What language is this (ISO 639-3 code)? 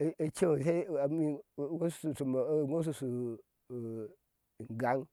ahs